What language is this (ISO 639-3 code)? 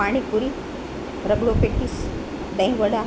guj